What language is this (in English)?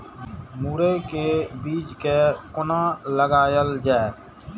Maithili